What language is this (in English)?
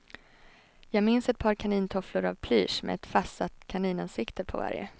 Swedish